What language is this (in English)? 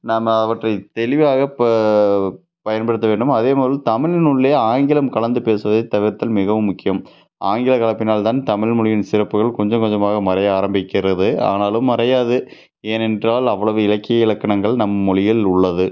Tamil